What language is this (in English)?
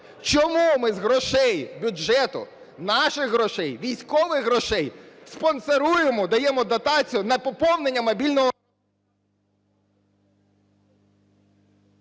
Ukrainian